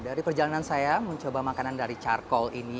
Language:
Indonesian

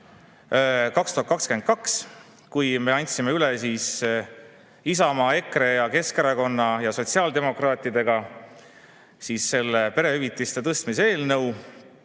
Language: Estonian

